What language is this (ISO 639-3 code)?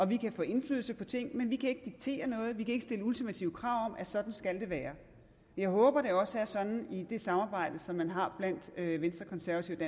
dan